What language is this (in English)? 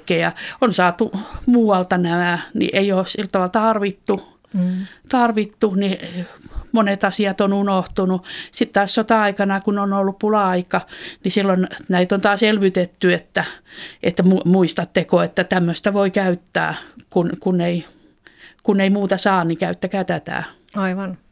Finnish